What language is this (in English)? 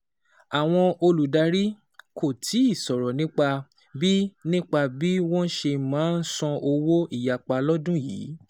Yoruba